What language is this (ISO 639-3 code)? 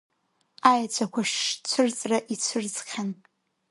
abk